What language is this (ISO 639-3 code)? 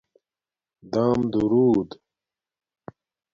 dmk